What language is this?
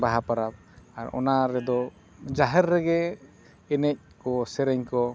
Santali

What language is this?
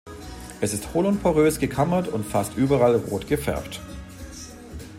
German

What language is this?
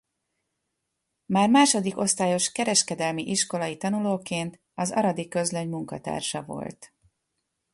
Hungarian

